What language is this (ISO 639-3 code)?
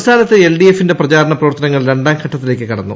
mal